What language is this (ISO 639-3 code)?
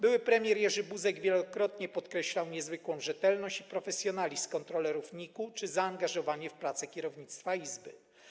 pol